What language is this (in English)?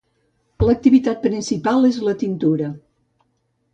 Catalan